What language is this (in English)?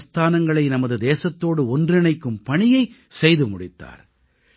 Tamil